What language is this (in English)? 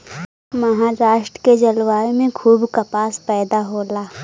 Bhojpuri